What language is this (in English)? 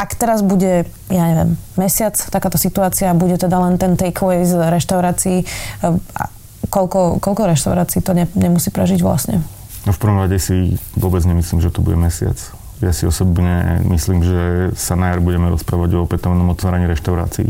Slovak